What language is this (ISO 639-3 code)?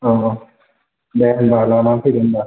brx